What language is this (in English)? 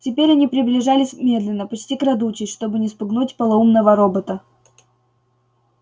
Russian